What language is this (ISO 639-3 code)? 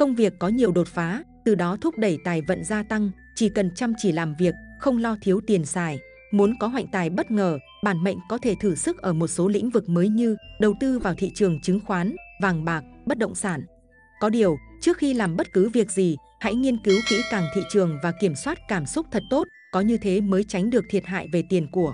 vie